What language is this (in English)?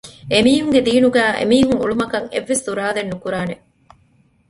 Divehi